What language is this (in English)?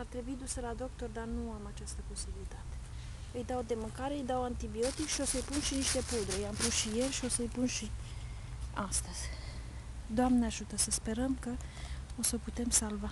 Romanian